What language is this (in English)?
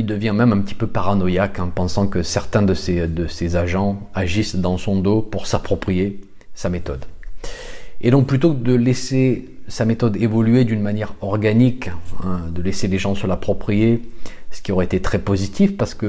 French